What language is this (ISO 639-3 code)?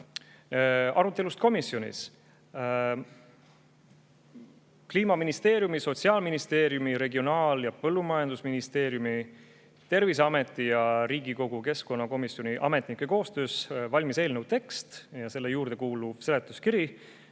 est